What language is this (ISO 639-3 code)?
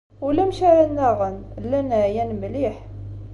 kab